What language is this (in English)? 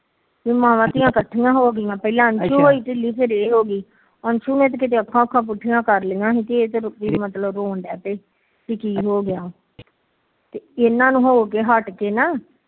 Punjabi